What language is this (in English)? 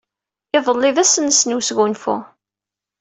Kabyle